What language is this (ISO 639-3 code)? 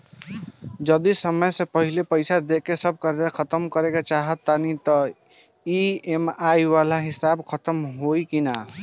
bho